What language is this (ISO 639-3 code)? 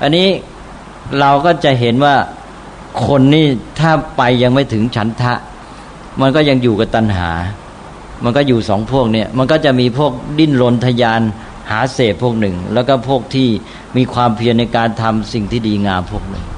tha